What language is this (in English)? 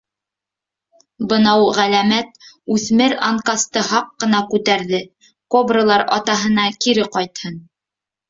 Bashkir